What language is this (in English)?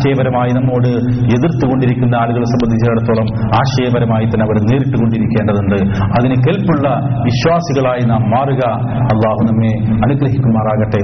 Malayalam